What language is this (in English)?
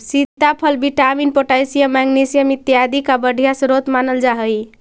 Magahi